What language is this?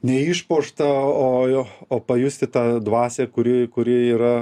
Lithuanian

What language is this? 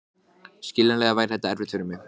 Icelandic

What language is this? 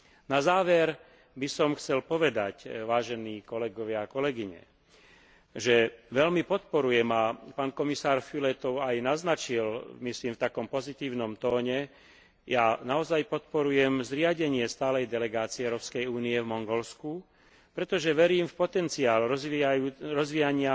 Slovak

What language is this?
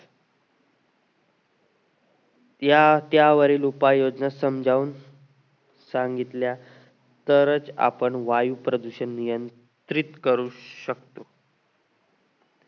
Marathi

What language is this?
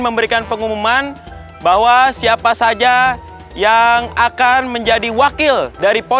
Indonesian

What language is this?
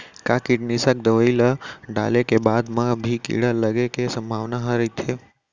Chhattisgarhi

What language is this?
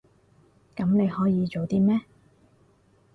Cantonese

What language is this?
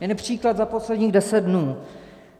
Czech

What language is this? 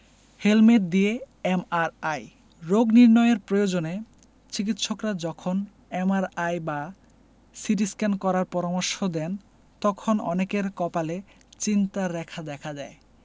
Bangla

